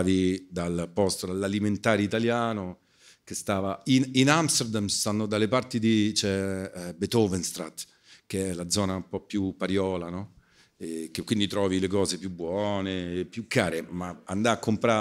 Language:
Italian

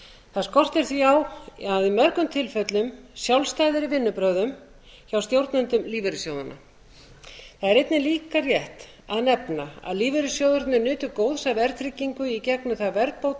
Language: Icelandic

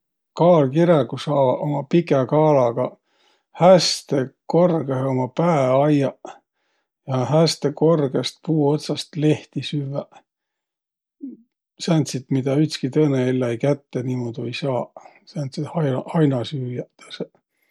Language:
Võro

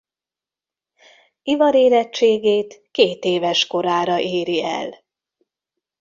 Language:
Hungarian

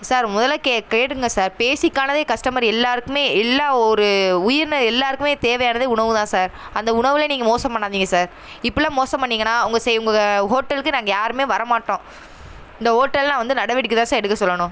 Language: Tamil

